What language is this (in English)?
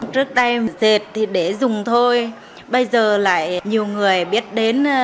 Vietnamese